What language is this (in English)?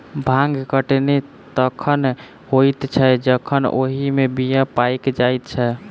Maithili